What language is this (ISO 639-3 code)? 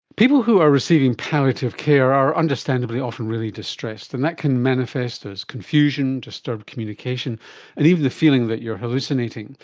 eng